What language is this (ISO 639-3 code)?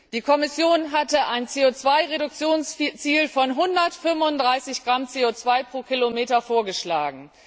deu